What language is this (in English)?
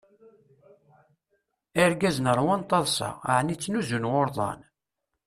Kabyle